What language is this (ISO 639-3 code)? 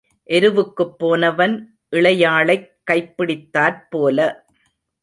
tam